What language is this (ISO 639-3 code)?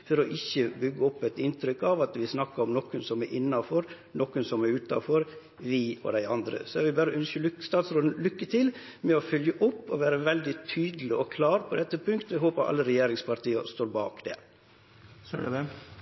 nno